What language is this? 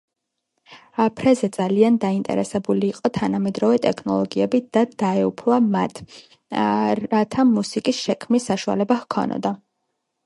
Georgian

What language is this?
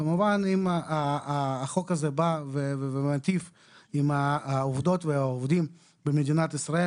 Hebrew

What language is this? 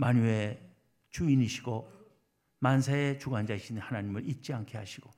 Korean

